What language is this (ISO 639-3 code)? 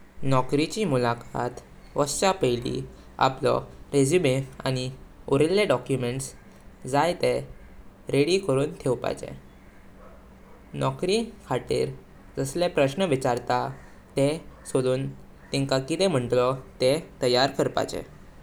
kok